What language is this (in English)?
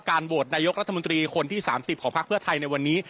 Thai